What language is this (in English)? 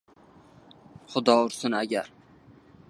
Uzbek